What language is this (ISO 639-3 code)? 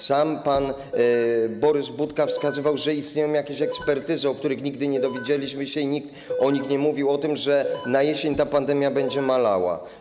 pol